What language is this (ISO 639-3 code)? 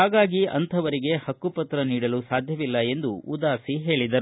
kan